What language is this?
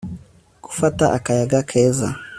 Kinyarwanda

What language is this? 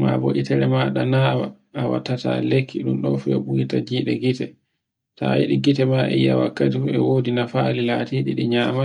Borgu Fulfulde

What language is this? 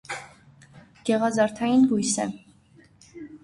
Armenian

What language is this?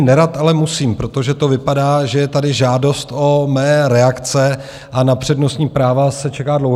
Czech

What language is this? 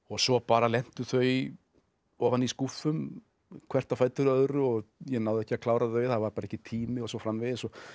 Icelandic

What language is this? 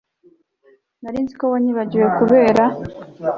Kinyarwanda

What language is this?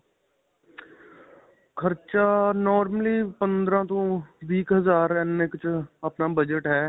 Punjabi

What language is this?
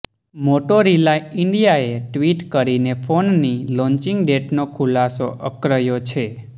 Gujarati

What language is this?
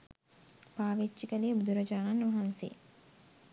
Sinhala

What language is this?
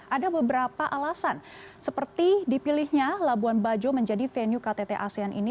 Indonesian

